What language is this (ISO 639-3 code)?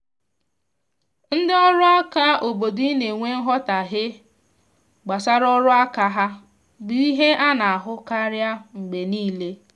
ibo